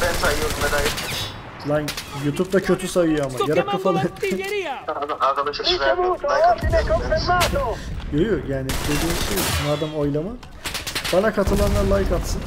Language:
Turkish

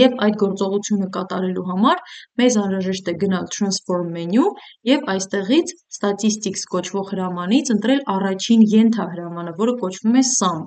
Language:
Romanian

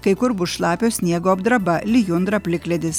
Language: Lithuanian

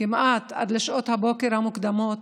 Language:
Hebrew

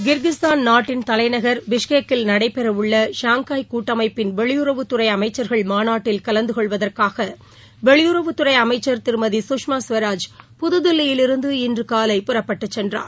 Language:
Tamil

